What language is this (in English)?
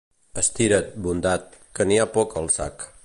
Catalan